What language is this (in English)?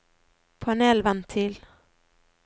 Norwegian